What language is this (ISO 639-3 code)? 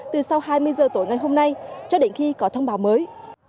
vie